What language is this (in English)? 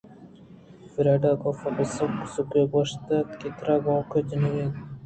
Eastern Balochi